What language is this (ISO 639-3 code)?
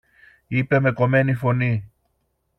ell